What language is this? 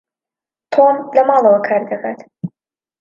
Central Kurdish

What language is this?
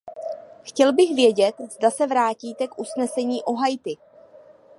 Czech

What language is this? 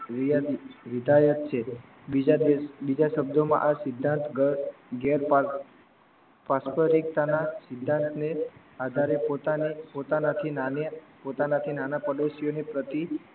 Gujarati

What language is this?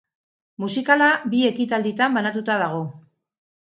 Basque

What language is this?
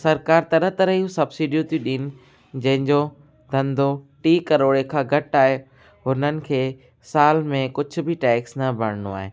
Sindhi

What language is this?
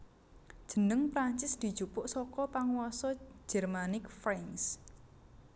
Javanese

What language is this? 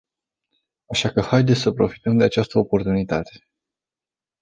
Romanian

